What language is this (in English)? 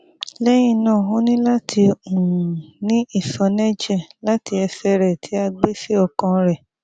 Yoruba